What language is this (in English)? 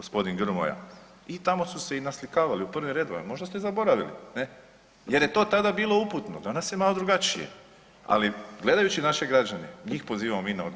Croatian